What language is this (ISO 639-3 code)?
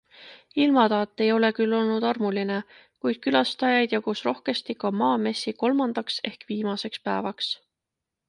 est